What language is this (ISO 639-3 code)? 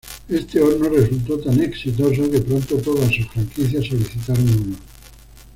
spa